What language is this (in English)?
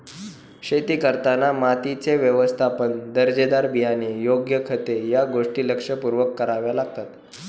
Marathi